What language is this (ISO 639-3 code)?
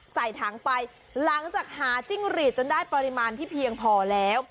tha